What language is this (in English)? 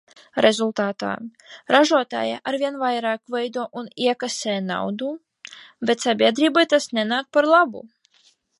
Latvian